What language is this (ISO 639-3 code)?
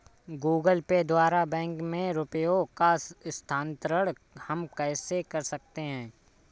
hin